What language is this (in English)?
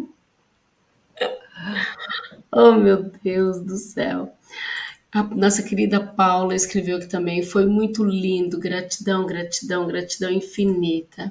Portuguese